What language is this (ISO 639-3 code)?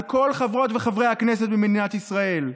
heb